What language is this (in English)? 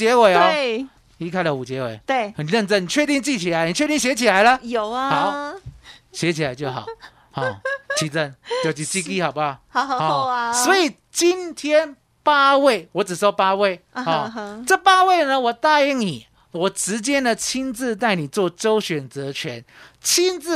Chinese